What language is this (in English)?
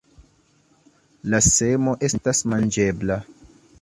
Esperanto